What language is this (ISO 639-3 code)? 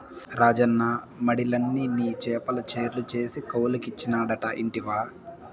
tel